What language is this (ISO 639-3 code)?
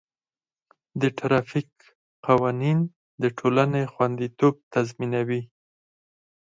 pus